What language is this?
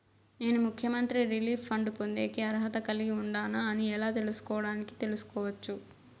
Telugu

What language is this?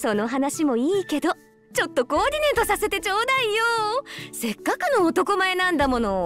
Japanese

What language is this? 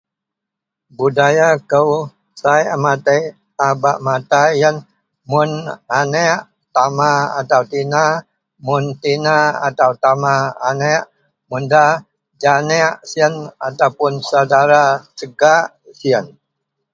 Central Melanau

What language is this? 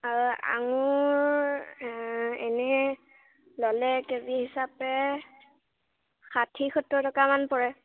Assamese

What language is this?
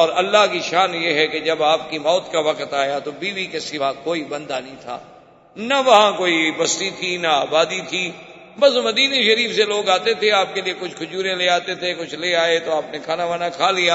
Urdu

